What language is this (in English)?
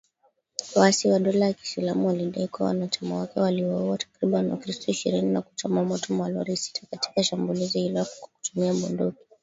Swahili